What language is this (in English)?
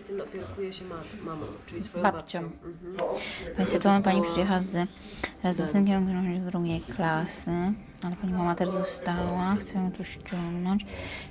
Polish